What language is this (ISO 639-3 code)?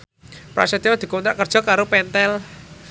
jav